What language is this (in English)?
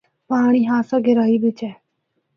Northern Hindko